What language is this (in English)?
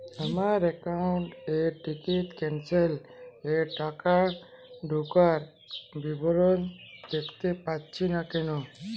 Bangla